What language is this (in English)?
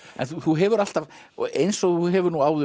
Icelandic